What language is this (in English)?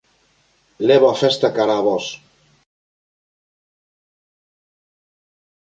Galician